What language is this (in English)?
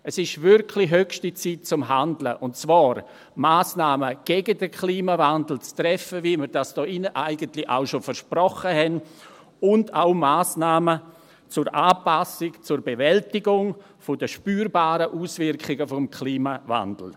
Swiss German